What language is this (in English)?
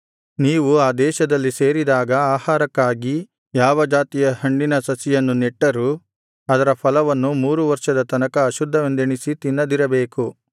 Kannada